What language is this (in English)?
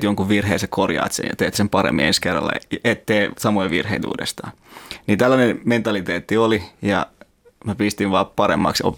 Finnish